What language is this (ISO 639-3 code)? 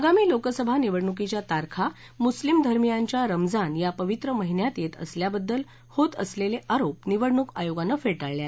mar